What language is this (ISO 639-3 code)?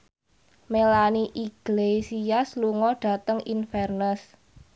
jav